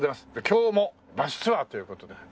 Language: Japanese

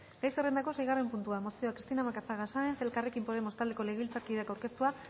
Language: Basque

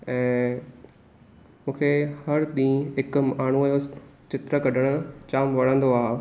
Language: Sindhi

